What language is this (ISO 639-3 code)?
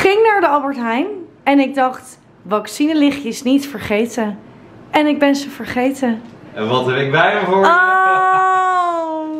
nld